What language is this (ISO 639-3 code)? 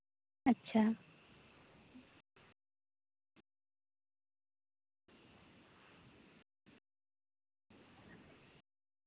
sat